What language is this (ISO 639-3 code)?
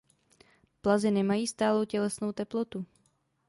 ces